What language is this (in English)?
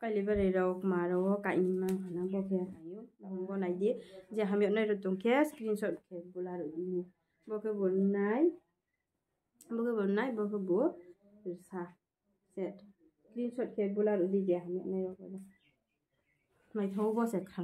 Norwegian